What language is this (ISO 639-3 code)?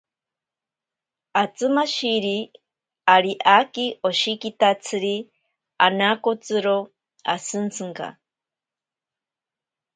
prq